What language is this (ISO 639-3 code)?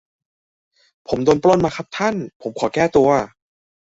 tha